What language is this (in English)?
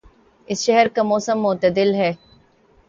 Urdu